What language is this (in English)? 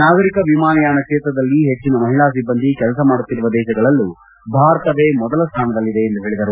Kannada